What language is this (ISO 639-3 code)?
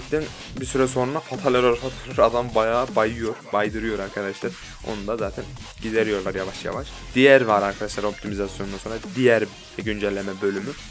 tur